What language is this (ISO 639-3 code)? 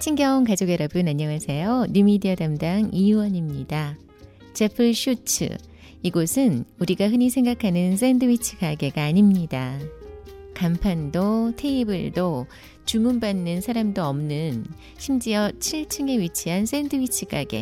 kor